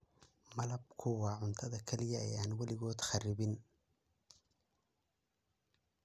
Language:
Somali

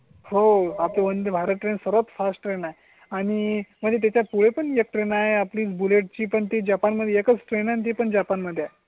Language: Marathi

